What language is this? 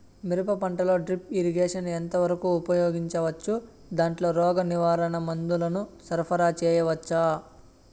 Telugu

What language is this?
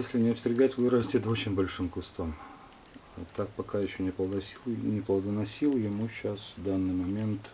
Russian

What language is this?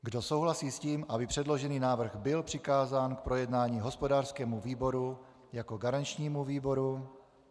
Czech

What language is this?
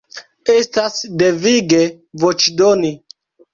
Esperanto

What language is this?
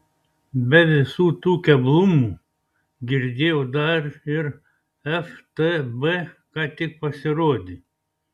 Lithuanian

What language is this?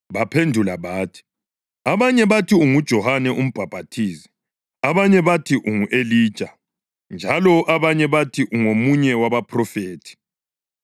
North Ndebele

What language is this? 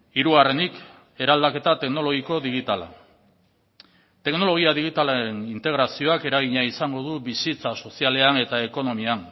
Basque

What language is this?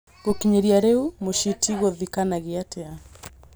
Kikuyu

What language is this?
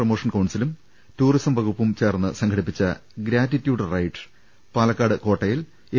Malayalam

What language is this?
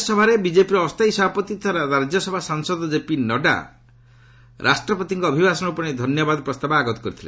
Odia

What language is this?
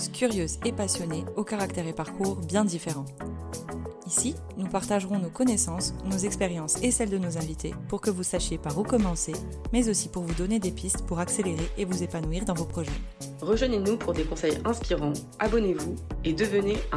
French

